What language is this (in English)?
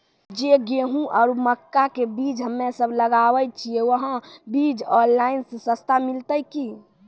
Maithili